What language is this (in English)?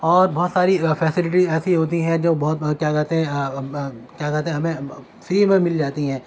Urdu